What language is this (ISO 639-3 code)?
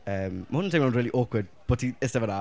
cym